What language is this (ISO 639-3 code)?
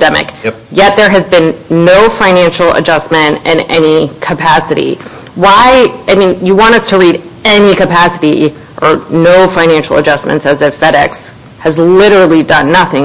eng